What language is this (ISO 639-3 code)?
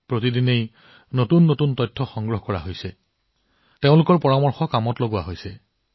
asm